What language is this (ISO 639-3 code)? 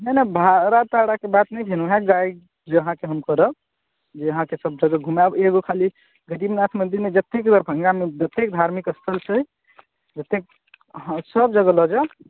mai